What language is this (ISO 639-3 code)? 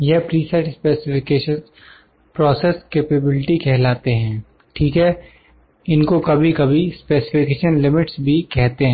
hin